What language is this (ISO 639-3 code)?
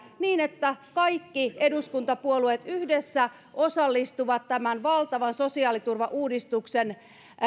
fin